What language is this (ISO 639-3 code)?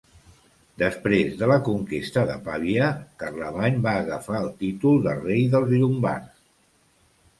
cat